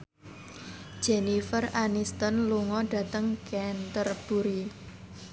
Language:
Javanese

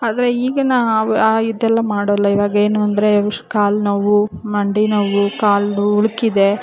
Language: Kannada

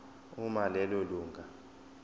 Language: Zulu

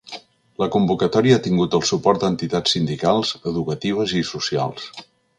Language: Catalan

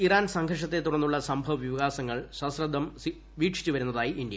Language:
Malayalam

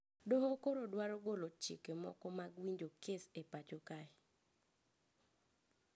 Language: Luo (Kenya and Tanzania)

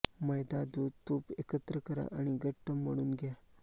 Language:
Marathi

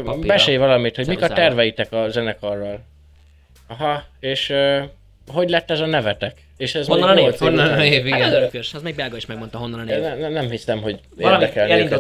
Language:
Hungarian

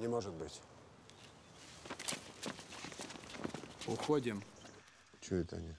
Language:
Russian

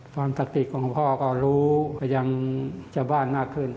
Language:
Thai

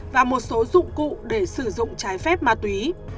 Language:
Vietnamese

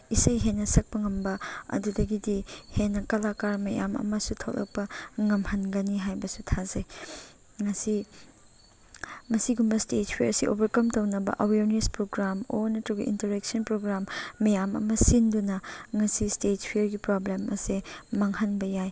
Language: Manipuri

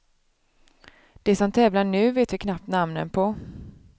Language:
Swedish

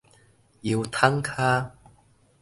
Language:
Min Nan Chinese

